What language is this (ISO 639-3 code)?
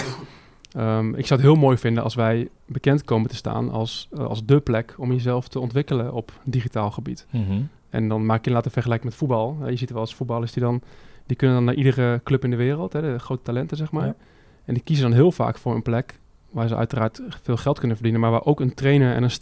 nld